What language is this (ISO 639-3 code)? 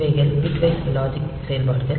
tam